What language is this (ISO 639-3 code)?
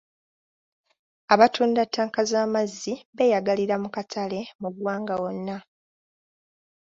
lug